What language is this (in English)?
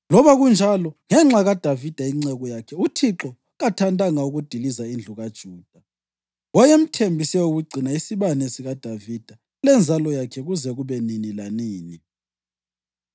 North Ndebele